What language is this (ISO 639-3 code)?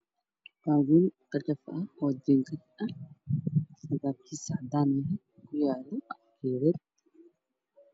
som